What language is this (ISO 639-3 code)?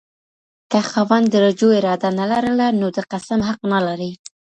pus